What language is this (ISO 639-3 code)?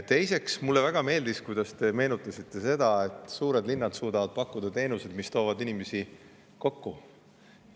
est